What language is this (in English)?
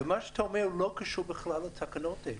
Hebrew